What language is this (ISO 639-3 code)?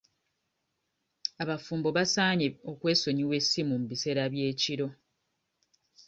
lug